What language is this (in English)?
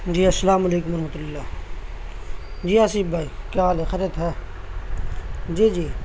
Urdu